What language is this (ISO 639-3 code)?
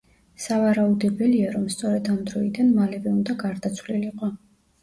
kat